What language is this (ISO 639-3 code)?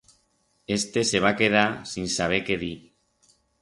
arg